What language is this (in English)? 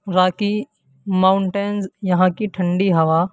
Urdu